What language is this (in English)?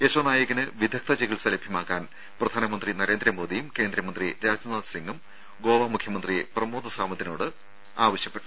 Malayalam